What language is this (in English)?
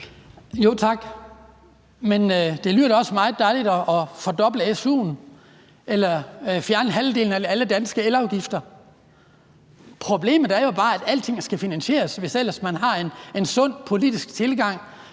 Danish